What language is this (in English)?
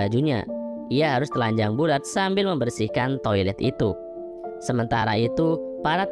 Indonesian